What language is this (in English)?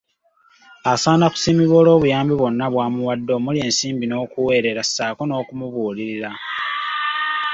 Ganda